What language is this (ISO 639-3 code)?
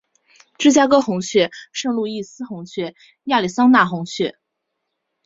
zho